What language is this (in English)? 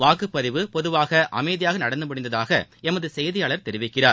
Tamil